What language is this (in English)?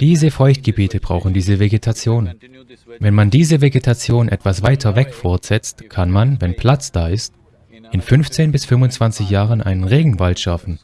German